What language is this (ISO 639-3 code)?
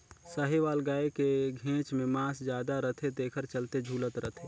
hne